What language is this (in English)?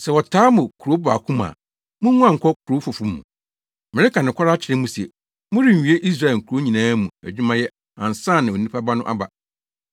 Akan